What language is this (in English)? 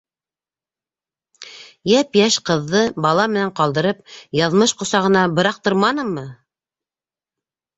Bashkir